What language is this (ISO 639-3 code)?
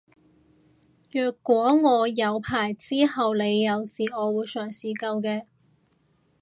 yue